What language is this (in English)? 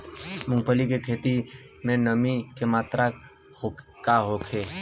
Bhojpuri